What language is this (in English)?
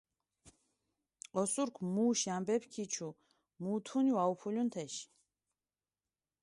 Mingrelian